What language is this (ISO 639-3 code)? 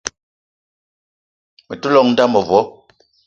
eto